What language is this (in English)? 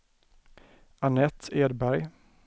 Swedish